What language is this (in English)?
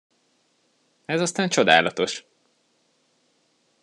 Hungarian